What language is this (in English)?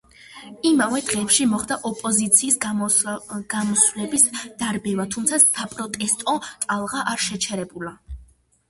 Georgian